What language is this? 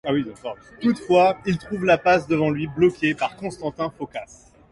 French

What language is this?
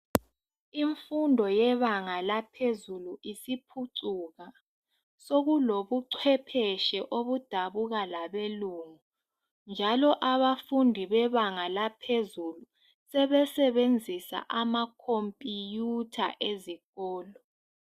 North Ndebele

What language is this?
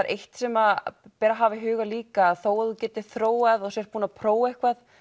Icelandic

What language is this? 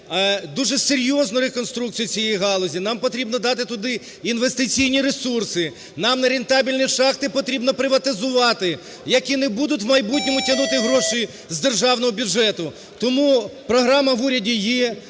Ukrainian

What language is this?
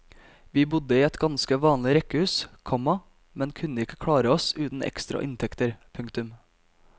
Norwegian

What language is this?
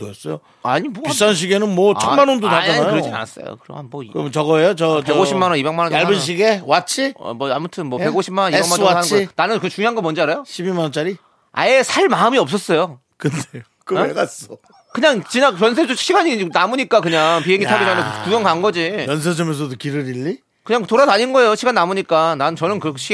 Korean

